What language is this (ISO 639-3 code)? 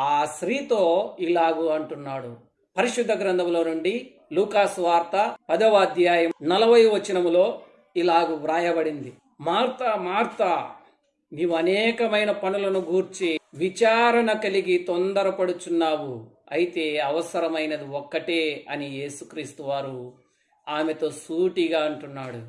tel